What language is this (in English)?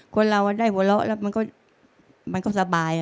Thai